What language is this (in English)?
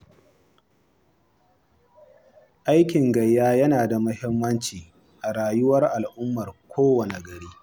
Hausa